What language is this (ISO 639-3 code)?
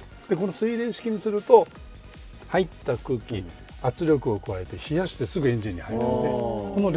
jpn